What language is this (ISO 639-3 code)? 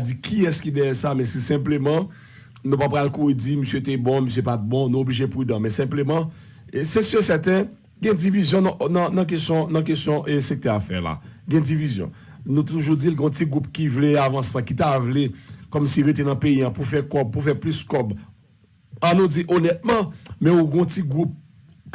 fra